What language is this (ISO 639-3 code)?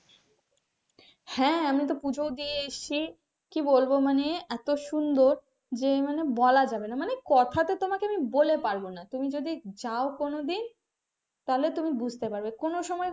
ben